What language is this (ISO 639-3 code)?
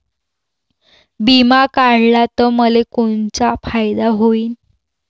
mar